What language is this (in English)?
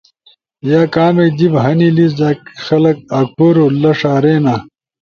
Ushojo